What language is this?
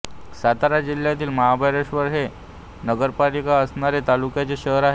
Marathi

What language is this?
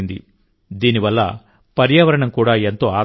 Telugu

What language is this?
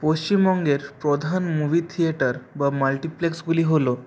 Bangla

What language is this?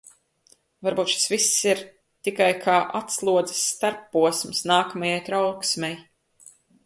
Latvian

